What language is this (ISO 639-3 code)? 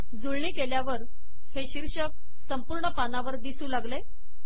mar